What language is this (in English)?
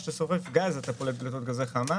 Hebrew